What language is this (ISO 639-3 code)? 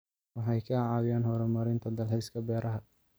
som